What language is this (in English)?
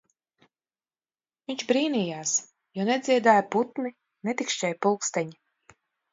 Latvian